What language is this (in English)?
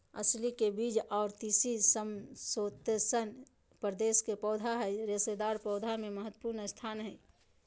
Magahi